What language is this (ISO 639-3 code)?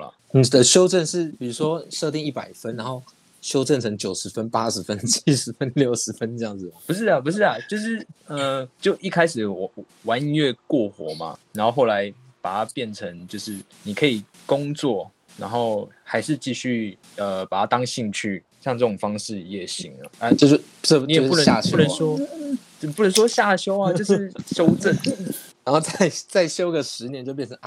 zho